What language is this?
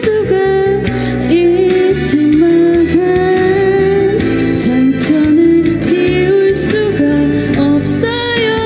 Korean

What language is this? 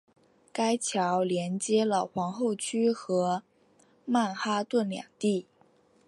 Chinese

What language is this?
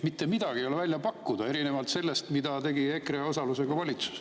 Estonian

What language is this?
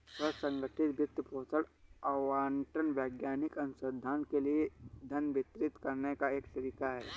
Hindi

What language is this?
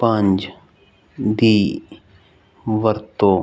Punjabi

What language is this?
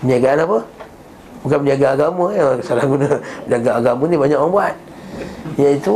Malay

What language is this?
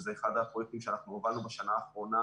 Hebrew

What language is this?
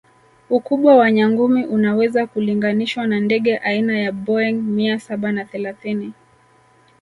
Swahili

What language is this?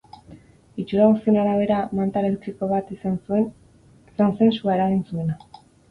Basque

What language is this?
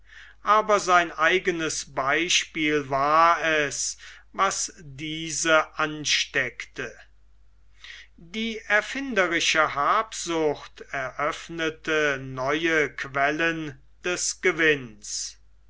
German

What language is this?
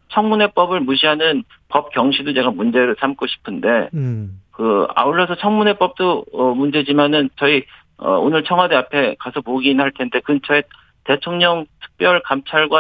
Korean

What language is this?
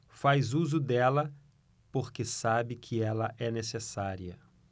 Portuguese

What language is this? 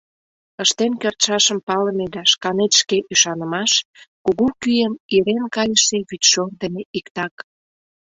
Mari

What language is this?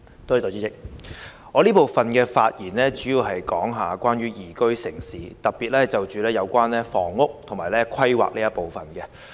Cantonese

